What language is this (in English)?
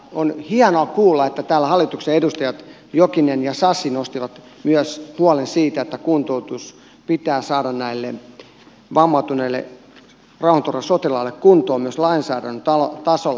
Finnish